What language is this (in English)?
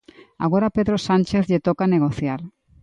Galician